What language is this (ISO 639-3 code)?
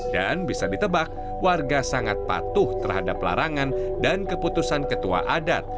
ind